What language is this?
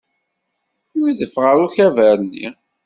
Kabyle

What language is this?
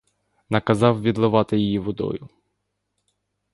Ukrainian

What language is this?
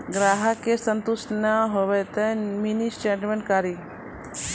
Maithili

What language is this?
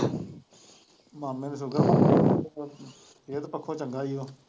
Punjabi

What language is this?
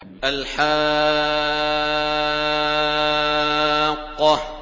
Arabic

